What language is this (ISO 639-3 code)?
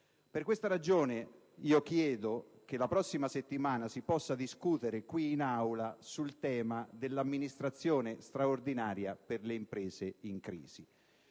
ita